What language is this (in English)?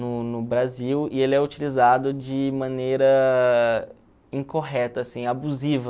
Portuguese